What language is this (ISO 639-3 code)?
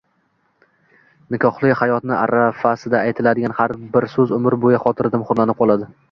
uzb